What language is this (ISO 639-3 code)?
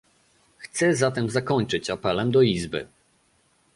pol